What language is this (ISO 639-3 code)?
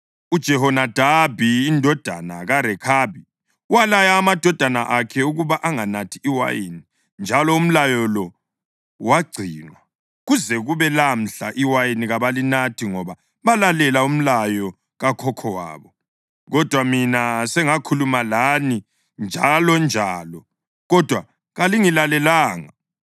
nde